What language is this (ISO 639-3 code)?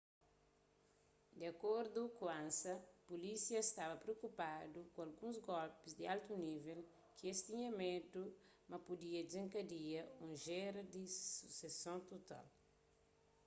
kea